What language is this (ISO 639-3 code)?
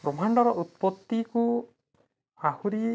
ori